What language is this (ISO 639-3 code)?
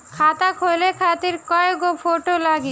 bho